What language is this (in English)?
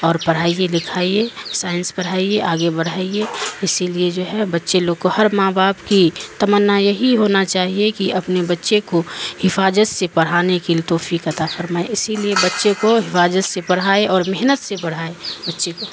Urdu